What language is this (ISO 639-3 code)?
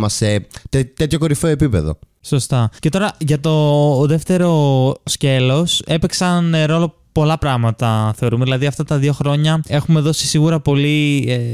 ell